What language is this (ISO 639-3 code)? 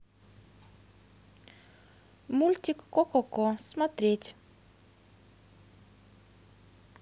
rus